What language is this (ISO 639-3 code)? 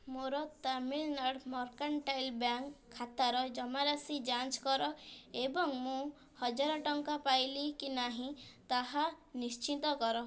ori